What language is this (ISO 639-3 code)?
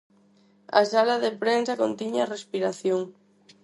glg